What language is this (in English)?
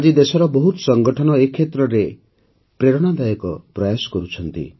Odia